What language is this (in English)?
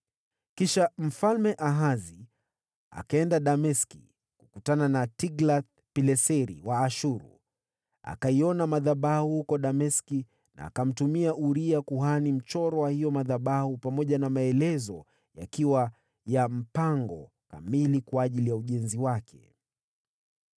Swahili